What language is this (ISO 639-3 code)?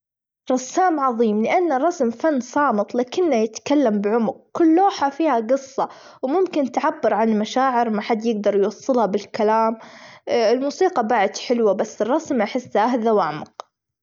afb